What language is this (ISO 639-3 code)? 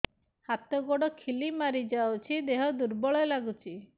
ori